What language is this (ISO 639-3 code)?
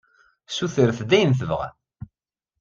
kab